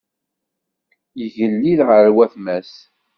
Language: Kabyle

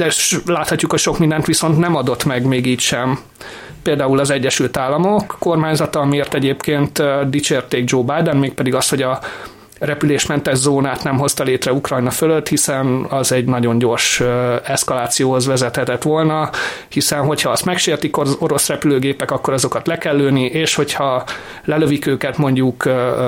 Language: Hungarian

